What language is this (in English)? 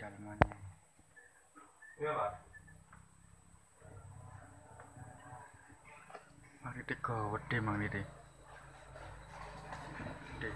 Indonesian